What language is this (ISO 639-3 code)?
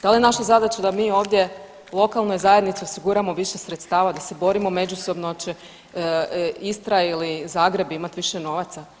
hrv